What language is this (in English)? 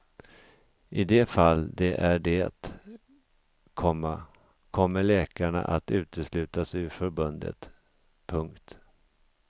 Swedish